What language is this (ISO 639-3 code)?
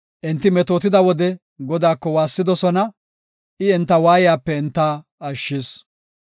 gof